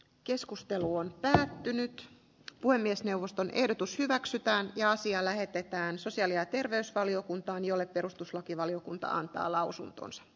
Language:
Finnish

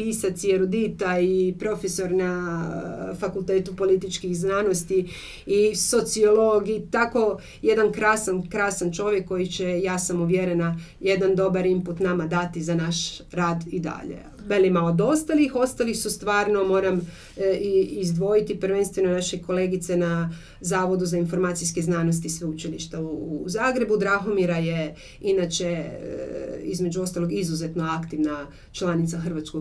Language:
Croatian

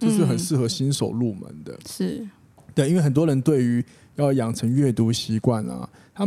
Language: Chinese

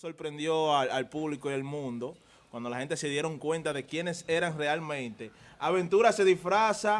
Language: Spanish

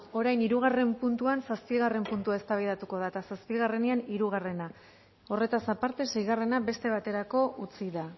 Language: Basque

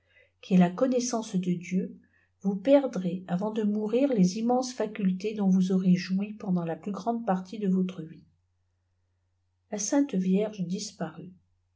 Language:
French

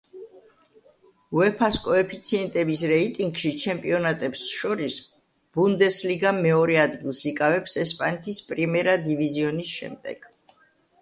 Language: Georgian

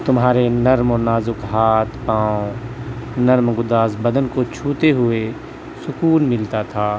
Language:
Urdu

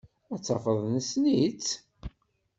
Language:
Kabyle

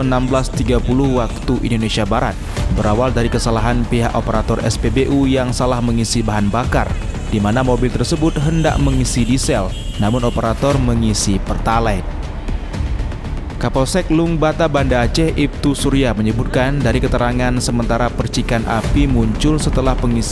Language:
Indonesian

